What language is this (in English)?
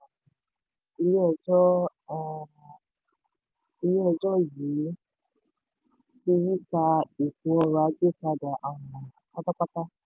Yoruba